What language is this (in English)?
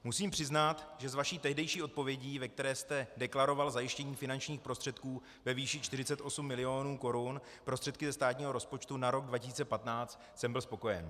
Czech